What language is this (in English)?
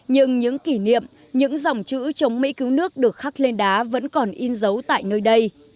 Vietnamese